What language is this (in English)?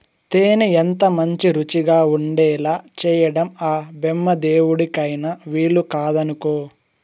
Telugu